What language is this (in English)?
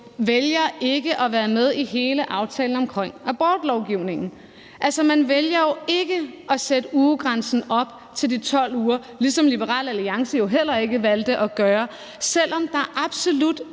Danish